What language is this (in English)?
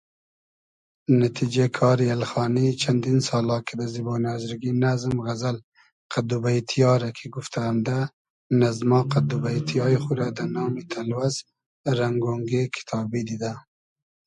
Hazaragi